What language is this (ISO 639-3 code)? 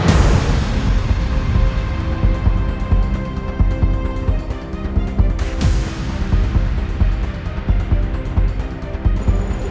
ind